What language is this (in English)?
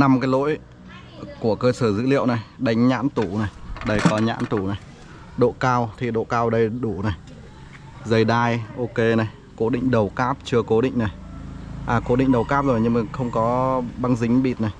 Vietnamese